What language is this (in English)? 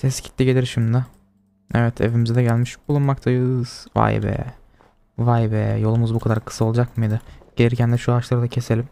Turkish